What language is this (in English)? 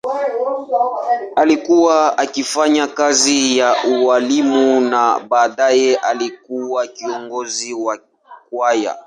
Swahili